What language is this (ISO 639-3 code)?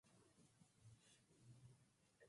swa